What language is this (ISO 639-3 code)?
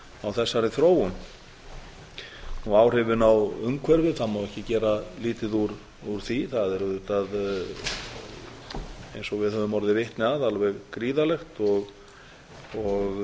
isl